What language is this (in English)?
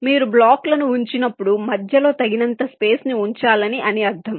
Telugu